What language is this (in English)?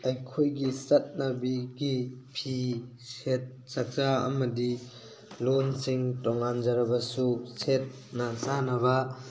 Manipuri